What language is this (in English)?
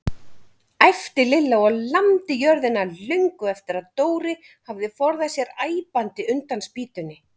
Icelandic